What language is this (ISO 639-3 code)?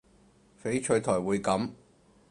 yue